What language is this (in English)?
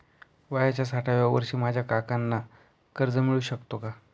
Marathi